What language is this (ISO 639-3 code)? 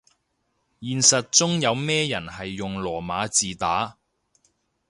yue